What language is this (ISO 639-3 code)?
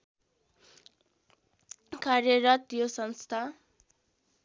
nep